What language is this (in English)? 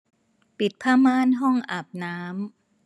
Thai